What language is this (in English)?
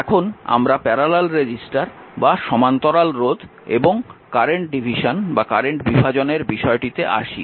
Bangla